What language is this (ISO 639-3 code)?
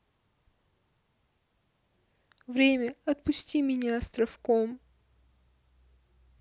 rus